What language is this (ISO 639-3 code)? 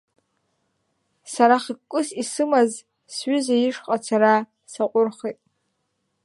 abk